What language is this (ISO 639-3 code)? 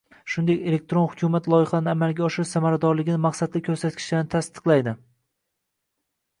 uzb